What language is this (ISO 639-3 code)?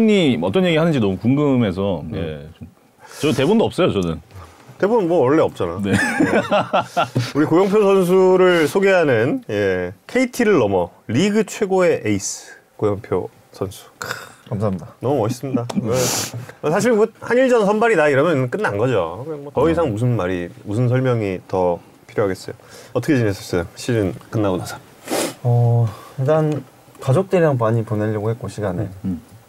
kor